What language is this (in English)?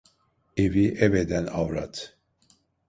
Turkish